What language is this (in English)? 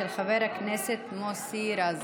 Hebrew